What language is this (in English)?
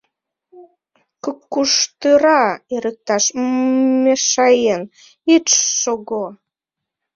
Mari